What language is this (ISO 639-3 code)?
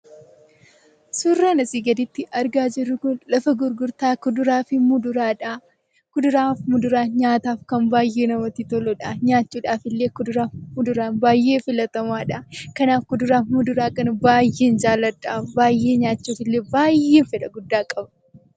orm